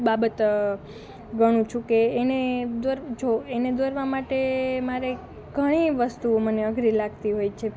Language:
Gujarati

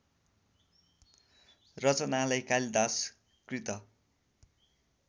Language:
Nepali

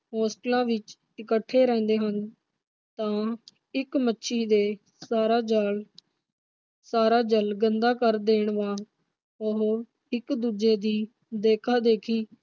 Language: Punjabi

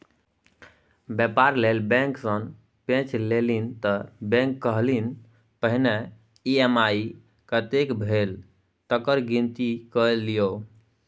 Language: Maithili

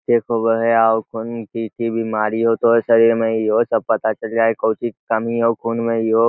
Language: Magahi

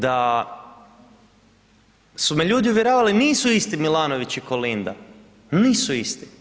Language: Croatian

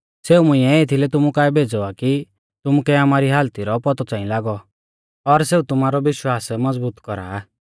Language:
Mahasu Pahari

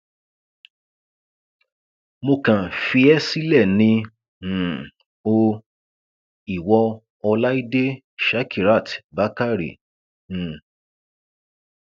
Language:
Yoruba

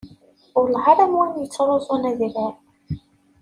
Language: Kabyle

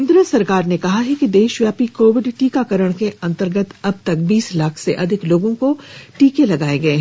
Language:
Hindi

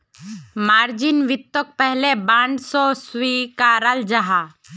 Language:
Magahi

